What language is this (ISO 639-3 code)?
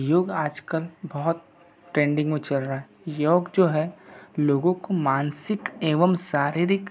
hin